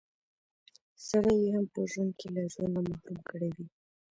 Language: Pashto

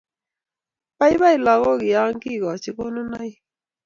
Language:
Kalenjin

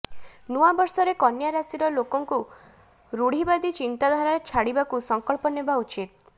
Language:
Odia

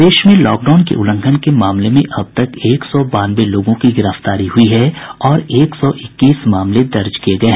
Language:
Hindi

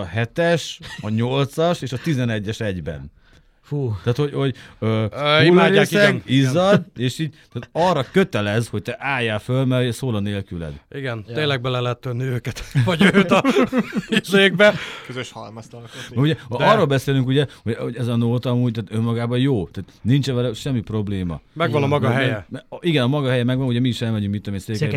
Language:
Hungarian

